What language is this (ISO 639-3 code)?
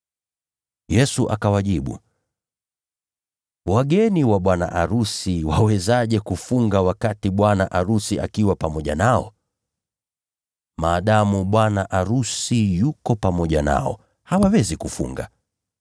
swa